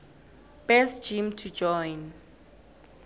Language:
South Ndebele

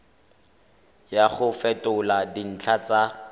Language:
Tswana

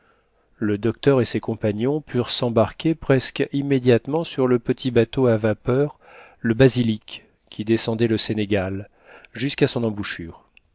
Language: French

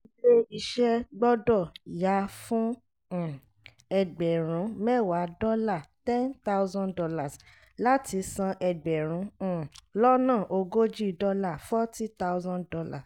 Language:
Yoruba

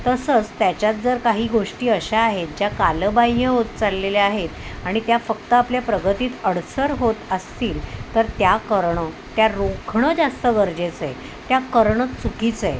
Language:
Marathi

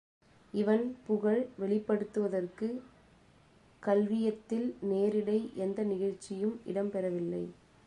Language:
Tamil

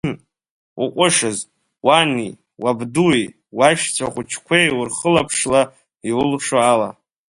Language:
Abkhazian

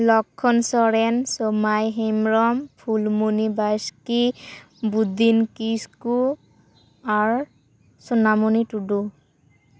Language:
Santali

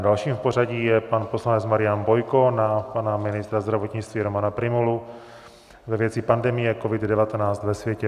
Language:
Czech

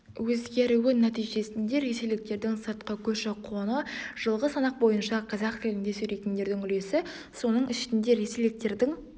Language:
Kazakh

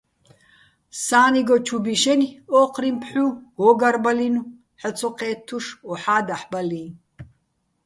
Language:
Bats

